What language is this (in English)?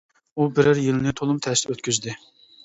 Uyghur